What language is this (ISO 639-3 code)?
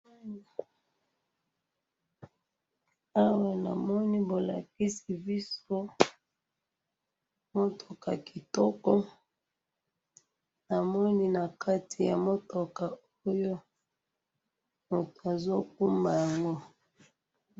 lin